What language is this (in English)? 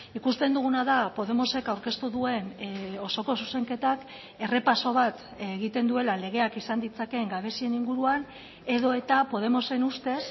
Basque